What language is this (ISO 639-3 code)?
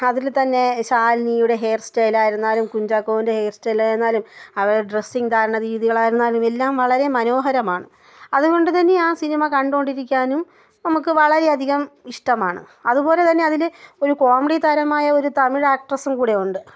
mal